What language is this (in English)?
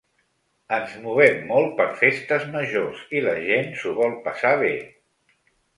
Catalan